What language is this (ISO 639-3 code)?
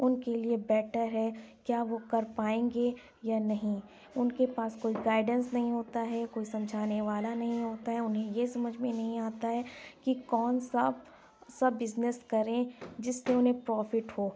urd